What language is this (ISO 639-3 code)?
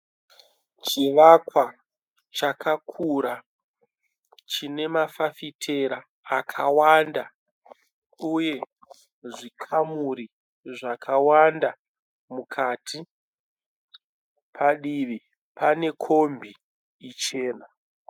sna